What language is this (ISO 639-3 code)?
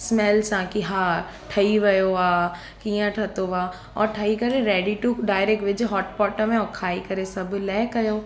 snd